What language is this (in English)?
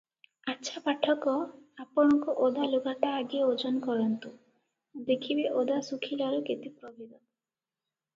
Odia